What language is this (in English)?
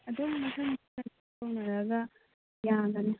Manipuri